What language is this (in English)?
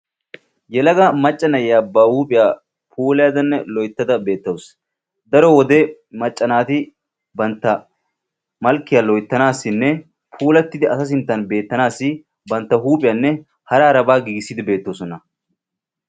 Wolaytta